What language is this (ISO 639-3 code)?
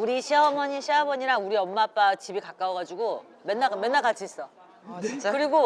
kor